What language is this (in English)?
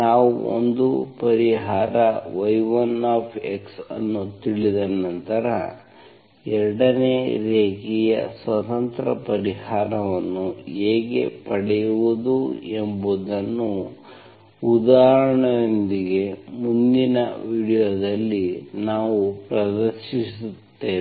Kannada